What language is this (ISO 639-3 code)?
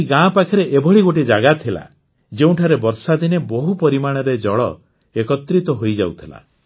ori